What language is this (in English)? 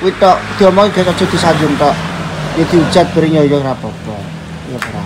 Indonesian